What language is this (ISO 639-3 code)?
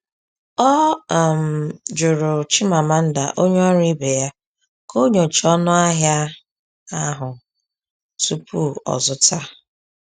ibo